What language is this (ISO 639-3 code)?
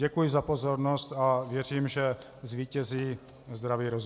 ces